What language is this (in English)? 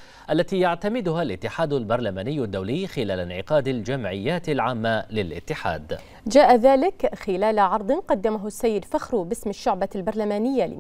Arabic